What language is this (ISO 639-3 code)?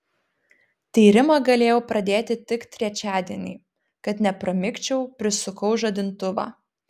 lit